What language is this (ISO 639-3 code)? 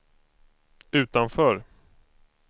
swe